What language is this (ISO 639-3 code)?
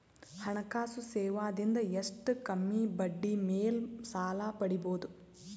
kan